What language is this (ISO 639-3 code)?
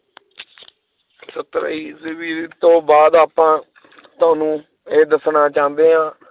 pan